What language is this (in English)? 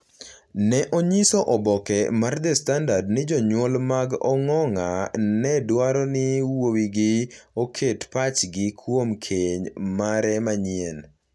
Luo (Kenya and Tanzania)